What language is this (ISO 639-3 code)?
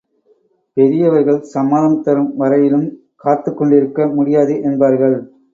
tam